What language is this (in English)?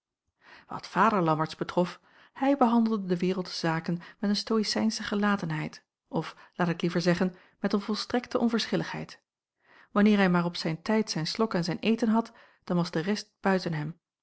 Dutch